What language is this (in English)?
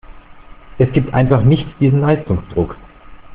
German